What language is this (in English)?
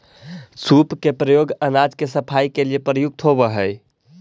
Magahi